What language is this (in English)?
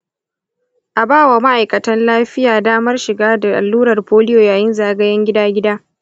Hausa